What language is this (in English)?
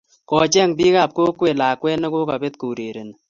Kalenjin